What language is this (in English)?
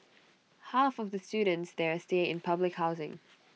English